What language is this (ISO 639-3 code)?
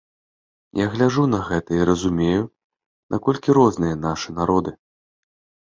bel